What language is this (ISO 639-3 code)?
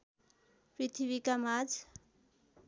nep